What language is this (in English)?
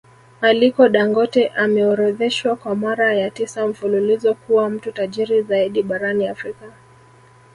Swahili